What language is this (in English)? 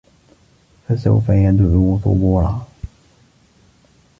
Arabic